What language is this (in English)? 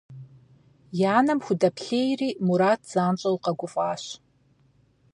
Kabardian